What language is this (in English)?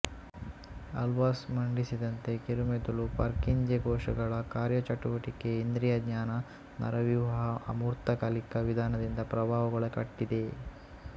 Kannada